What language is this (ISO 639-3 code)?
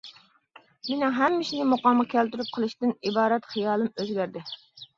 uig